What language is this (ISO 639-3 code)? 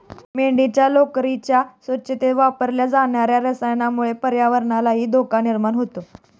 mar